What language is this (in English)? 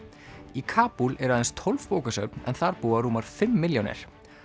Icelandic